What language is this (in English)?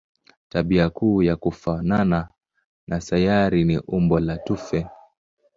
Swahili